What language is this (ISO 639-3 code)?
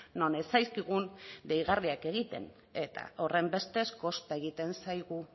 eus